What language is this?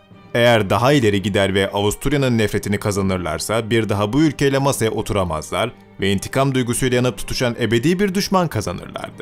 Turkish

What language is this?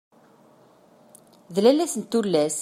Kabyle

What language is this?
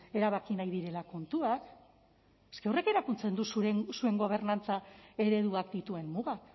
Basque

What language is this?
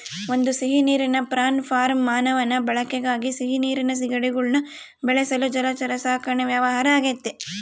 Kannada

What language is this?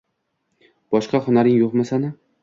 Uzbek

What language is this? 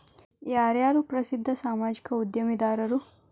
Kannada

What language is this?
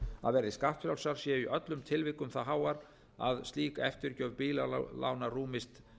Icelandic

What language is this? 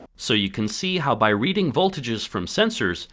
English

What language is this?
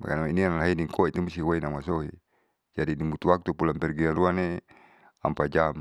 Saleman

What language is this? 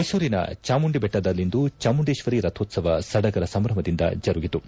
Kannada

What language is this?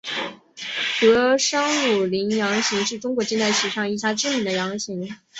Chinese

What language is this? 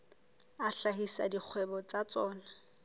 Southern Sotho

